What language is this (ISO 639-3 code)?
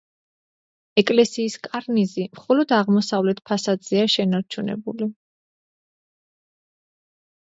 kat